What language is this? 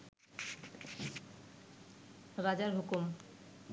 Bangla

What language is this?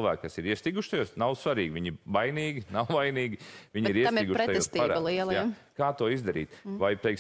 Latvian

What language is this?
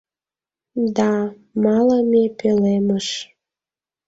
Mari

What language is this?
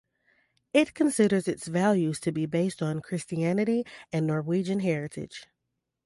English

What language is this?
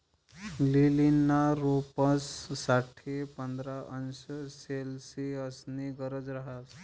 Marathi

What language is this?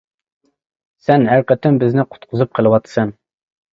Uyghur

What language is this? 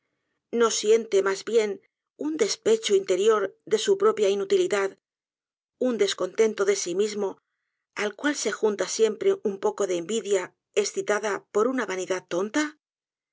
Spanish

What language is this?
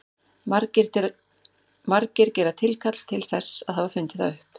Icelandic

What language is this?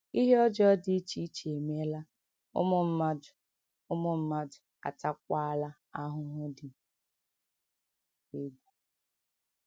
Igbo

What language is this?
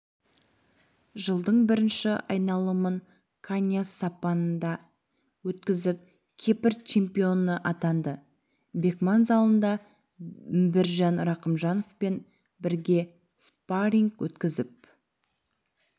Kazakh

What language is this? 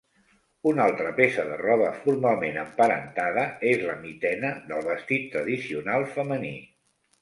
Catalan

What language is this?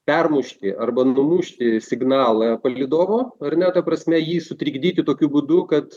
Lithuanian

